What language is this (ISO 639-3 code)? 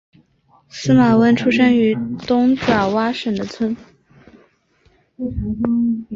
zho